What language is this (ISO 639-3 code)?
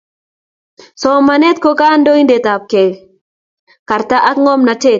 kln